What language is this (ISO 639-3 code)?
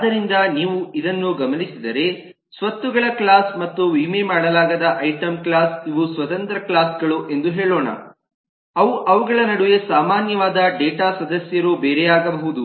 kan